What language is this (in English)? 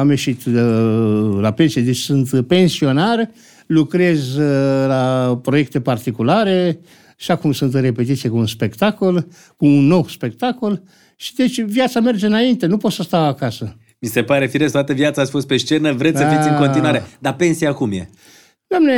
Romanian